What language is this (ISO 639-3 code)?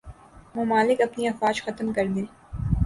urd